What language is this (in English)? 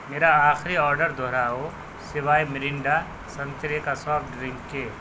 Urdu